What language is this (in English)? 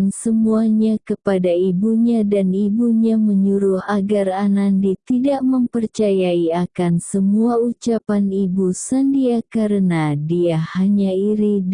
Indonesian